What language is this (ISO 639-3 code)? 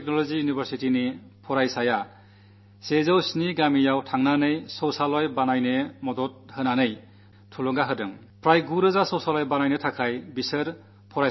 mal